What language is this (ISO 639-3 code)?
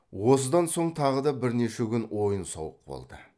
kaz